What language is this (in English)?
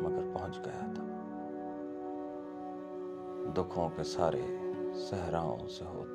Urdu